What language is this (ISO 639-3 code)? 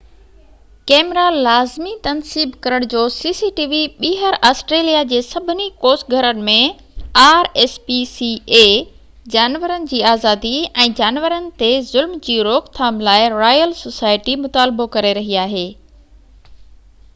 snd